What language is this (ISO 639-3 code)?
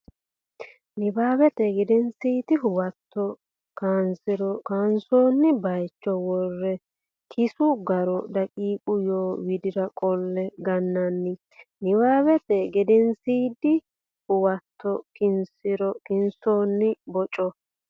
sid